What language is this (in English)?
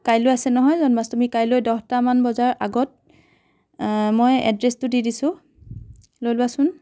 Assamese